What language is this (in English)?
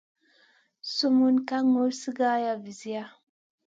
Masana